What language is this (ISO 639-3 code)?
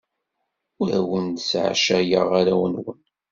kab